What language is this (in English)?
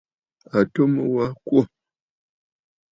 Bafut